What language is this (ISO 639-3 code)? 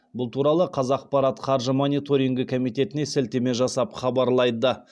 kaz